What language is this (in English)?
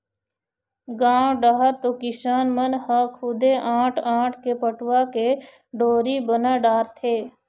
Chhattisgarhi